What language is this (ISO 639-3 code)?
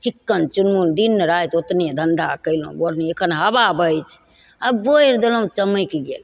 mai